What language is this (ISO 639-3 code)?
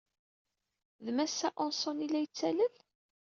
kab